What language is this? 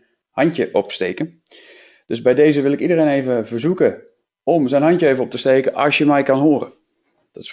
Dutch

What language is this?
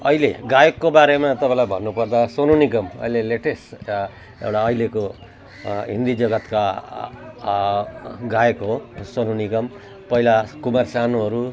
Nepali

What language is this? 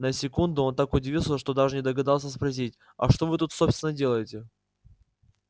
Russian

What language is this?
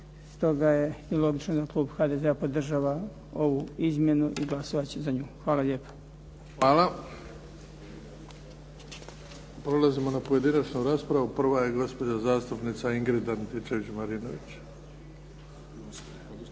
Croatian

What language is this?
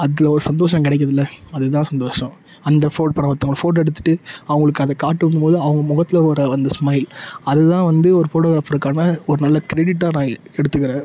Tamil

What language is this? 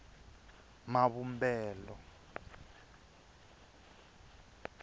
Tsonga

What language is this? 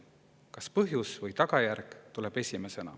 Estonian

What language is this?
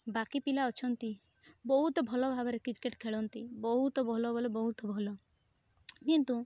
Odia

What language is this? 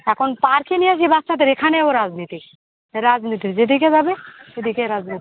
Bangla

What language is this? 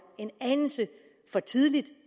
Danish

